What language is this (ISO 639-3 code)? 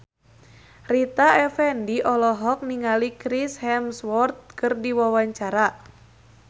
sun